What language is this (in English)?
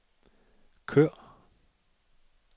Danish